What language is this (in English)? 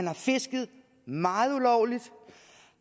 Danish